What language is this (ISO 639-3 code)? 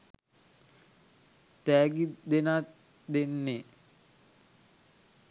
sin